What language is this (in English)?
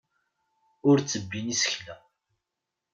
Kabyle